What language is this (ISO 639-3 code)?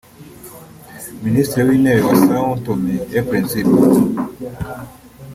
kin